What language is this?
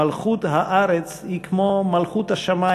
Hebrew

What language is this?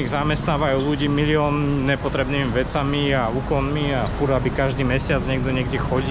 Slovak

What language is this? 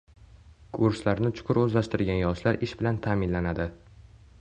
Uzbek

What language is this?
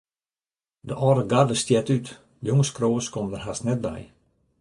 Western Frisian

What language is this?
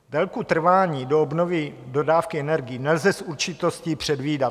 Czech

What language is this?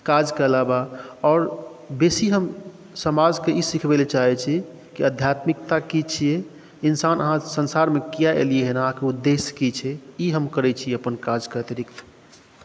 Maithili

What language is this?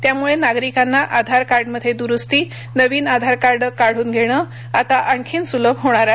Marathi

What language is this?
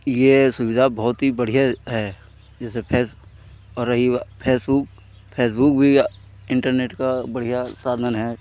Hindi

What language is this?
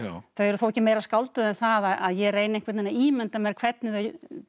Icelandic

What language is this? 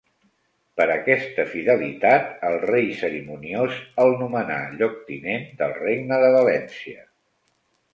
Catalan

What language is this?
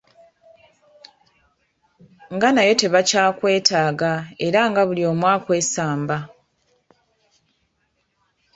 Ganda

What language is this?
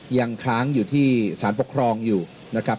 Thai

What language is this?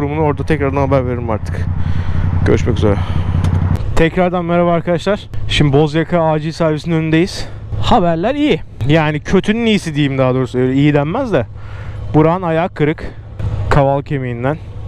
Turkish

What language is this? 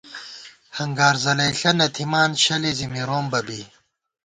Gawar-Bati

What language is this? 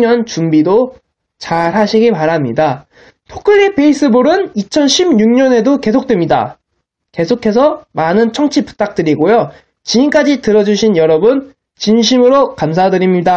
Korean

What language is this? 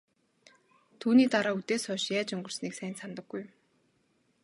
Mongolian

